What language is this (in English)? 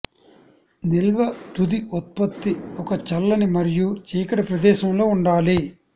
Telugu